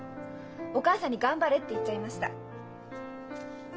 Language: Japanese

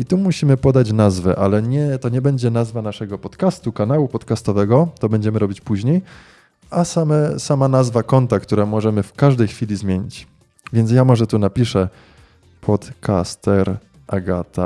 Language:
Polish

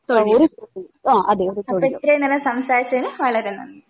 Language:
Malayalam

